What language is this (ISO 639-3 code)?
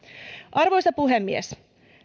fin